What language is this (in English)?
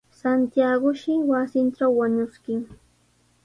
Sihuas Ancash Quechua